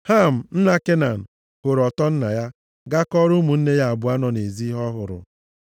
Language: Igbo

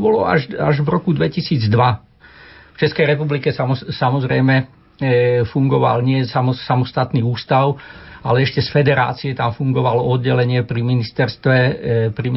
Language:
Slovak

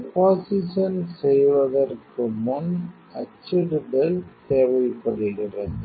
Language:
Tamil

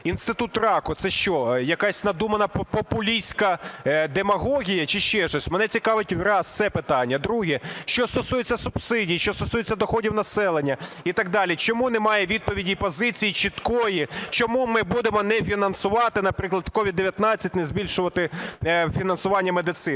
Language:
Ukrainian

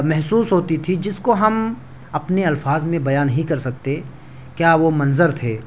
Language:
Urdu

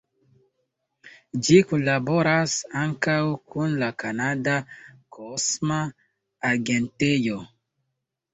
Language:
Esperanto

